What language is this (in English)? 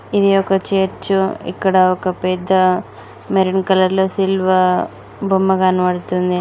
Telugu